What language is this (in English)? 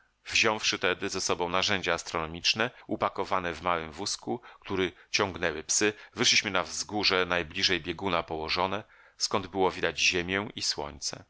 Polish